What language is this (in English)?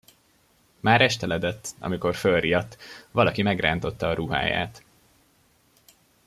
Hungarian